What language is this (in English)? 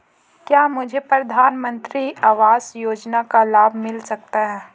Hindi